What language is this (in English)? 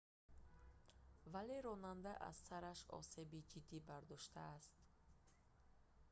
Tajik